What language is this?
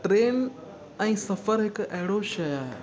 Sindhi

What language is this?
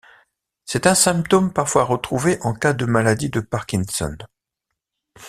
French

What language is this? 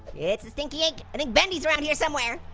English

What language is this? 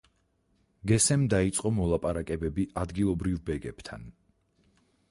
Georgian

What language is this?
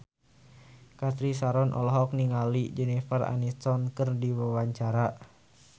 Sundanese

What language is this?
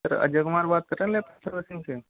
Hindi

